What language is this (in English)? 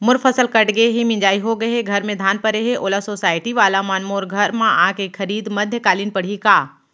Chhattisgarhi